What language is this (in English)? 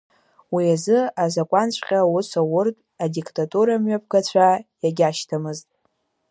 Abkhazian